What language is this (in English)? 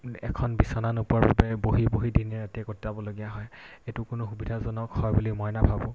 Assamese